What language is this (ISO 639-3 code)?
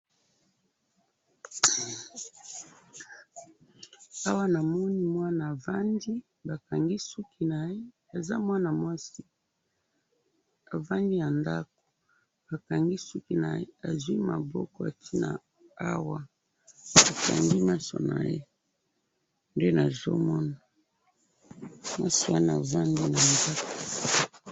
lin